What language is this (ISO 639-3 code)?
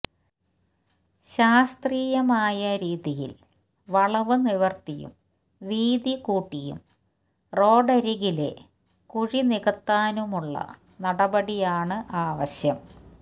mal